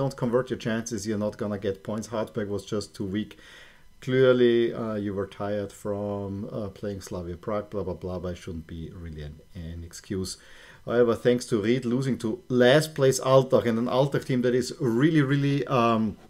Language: English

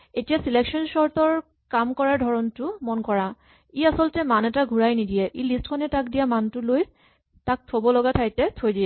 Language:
Assamese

